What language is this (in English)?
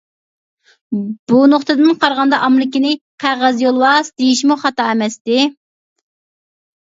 Uyghur